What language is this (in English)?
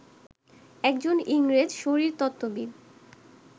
Bangla